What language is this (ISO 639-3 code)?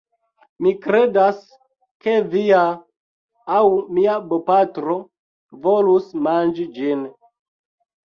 epo